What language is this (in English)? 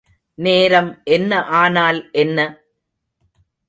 Tamil